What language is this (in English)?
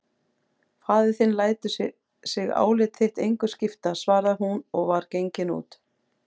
Icelandic